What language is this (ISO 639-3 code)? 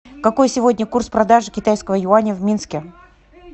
rus